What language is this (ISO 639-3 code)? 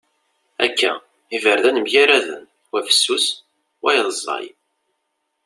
kab